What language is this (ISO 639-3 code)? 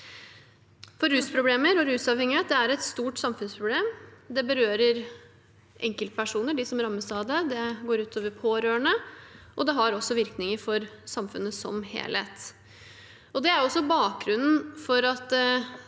nor